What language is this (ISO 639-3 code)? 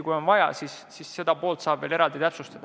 est